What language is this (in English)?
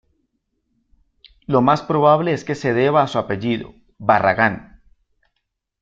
Spanish